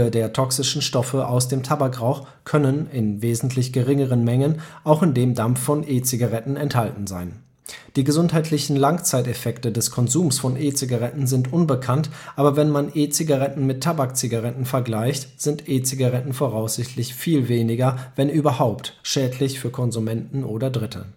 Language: German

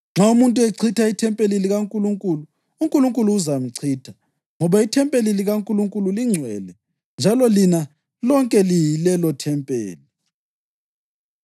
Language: North Ndebele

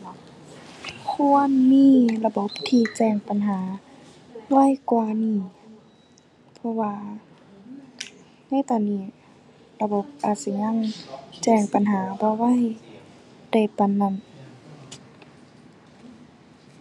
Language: Thai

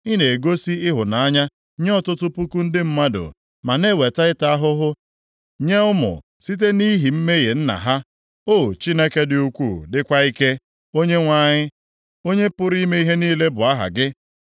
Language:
Igbo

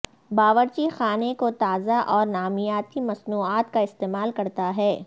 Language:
Urdu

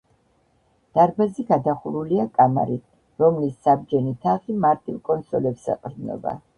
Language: Georgian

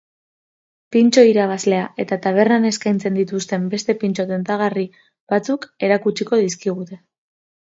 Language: Basque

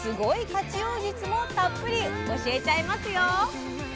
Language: Japanese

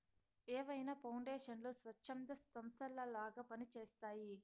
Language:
Telugu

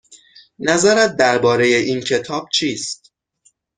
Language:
Persian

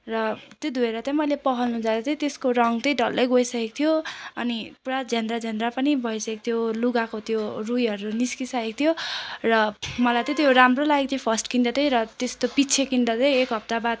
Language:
Nepali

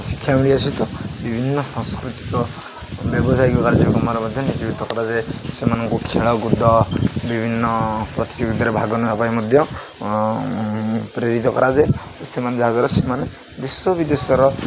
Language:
Odia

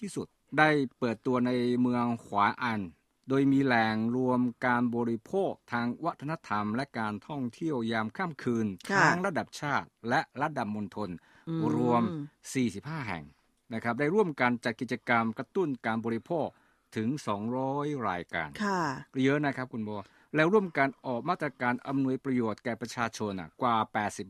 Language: Thai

